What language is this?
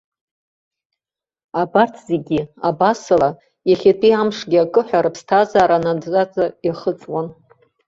Abkhazian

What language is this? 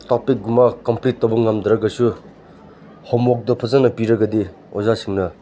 Manipuri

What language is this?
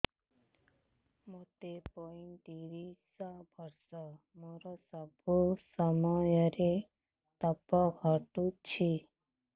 Odia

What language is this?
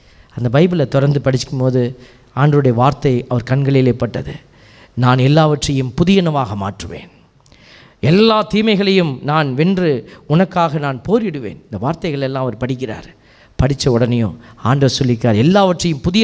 Tamil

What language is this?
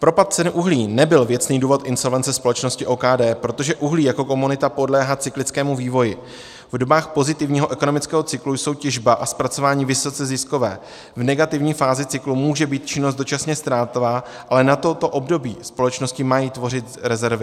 Czech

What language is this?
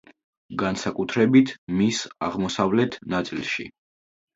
Georgian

